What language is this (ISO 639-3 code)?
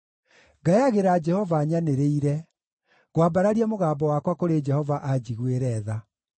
kik